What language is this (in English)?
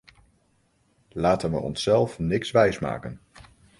Dutch